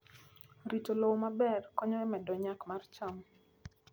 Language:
Luo (Kenya and Tanzania)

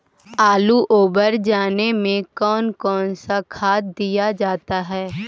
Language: Magahi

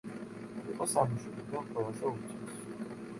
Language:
Georgian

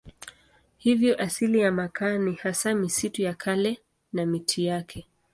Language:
Swahili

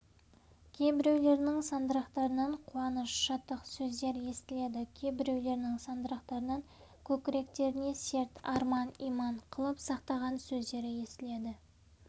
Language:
Kazakh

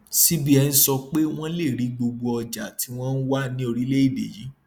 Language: Yoruba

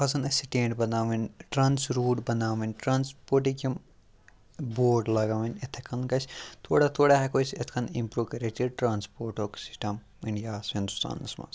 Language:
Kashmiri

